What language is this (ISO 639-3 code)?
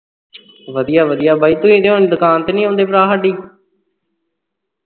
pan